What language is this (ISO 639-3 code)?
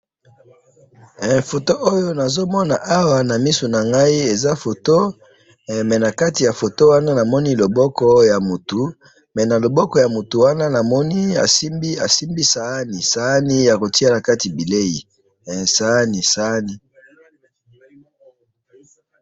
lin